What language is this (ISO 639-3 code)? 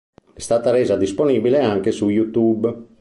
ita